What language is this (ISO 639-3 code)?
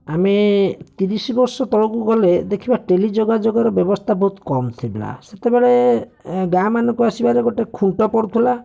ori